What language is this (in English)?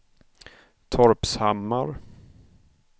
Swedish